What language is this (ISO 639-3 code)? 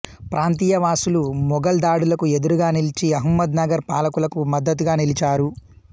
tel